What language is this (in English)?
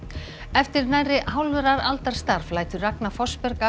Icelandic